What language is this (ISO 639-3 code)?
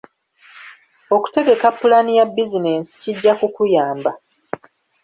lug